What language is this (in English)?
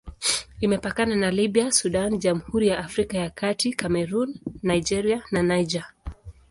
Swahili